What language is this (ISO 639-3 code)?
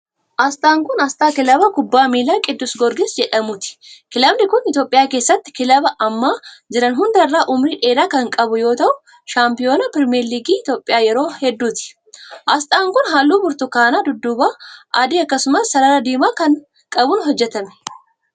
orm